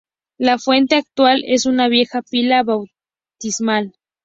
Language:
Spanish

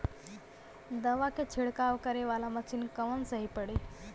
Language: Bhojpuri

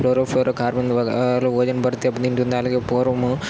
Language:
Telugu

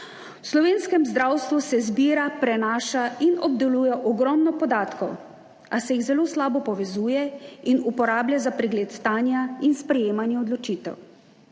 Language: Slovenian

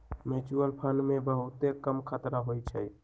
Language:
Magahi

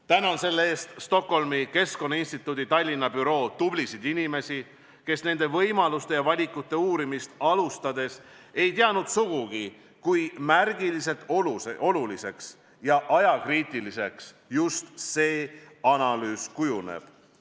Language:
Estonian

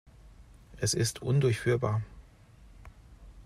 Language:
German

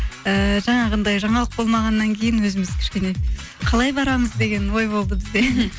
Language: Kazakh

